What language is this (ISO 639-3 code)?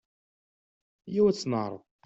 kab